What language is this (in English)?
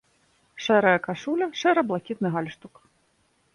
Belarusian